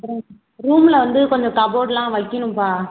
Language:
Tamil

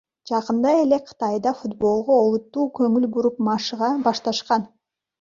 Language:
Kyrgyz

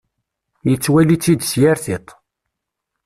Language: Kabyle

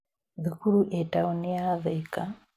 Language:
Kikuyu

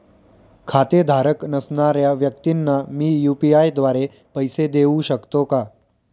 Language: Marathi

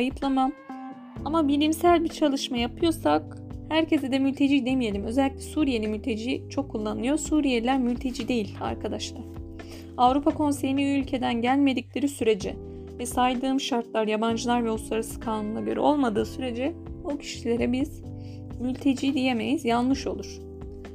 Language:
Turkish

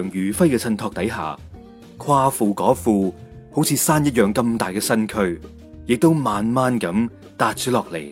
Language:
Chinese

